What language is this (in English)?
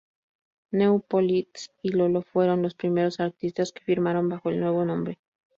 Spanish